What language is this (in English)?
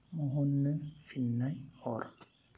Bodo